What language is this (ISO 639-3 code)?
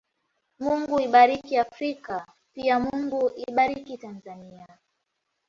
swa